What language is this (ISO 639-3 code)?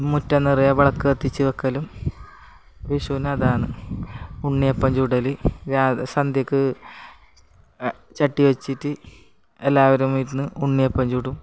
mal